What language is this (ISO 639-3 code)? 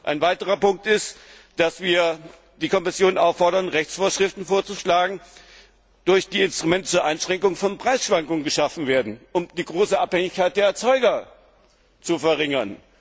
deu